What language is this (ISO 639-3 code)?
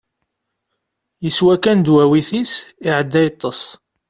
kab